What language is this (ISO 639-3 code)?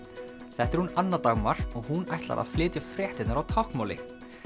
isl